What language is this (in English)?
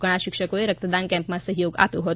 Gujarati